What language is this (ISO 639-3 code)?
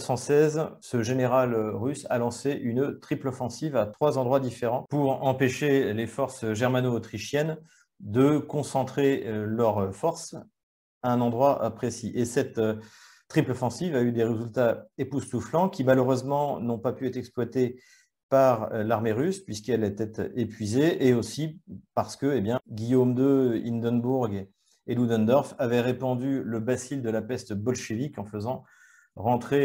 fra